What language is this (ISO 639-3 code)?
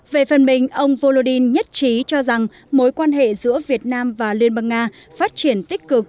vie